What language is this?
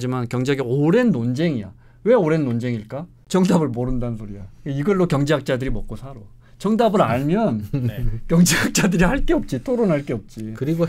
Korean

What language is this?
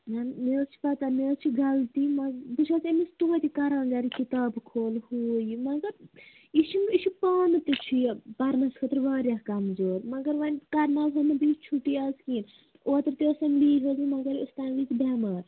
Kashmiri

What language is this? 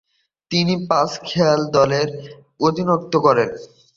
Bangla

